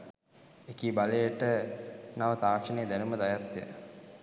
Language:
Sinhala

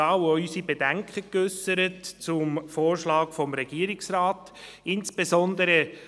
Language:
Swiss German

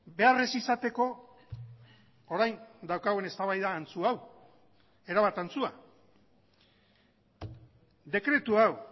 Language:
Basque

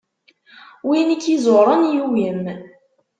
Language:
Kabyle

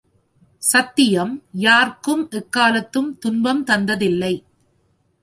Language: Tamil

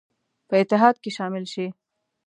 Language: Pashto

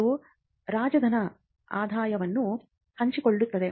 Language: Kannada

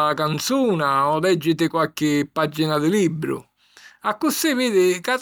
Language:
Sicilian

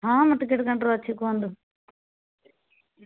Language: Odia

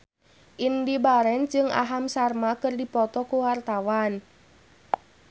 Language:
Sundanese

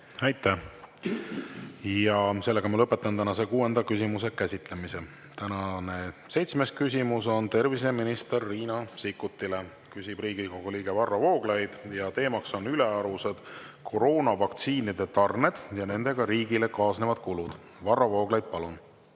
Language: Estonian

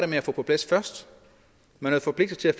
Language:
Danish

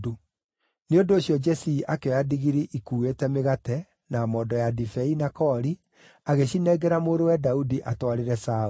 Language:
Kikuyu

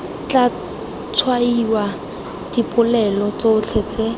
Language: Tswana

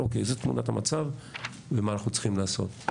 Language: Hebrew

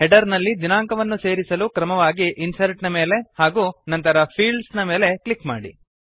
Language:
Kannada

